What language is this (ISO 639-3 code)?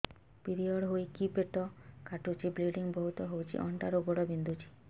ori